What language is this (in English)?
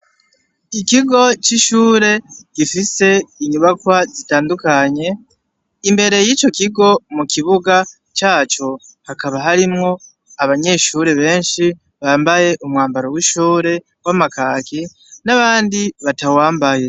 Rundi